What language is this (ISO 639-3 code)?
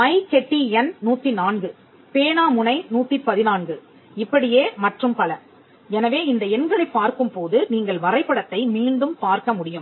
tam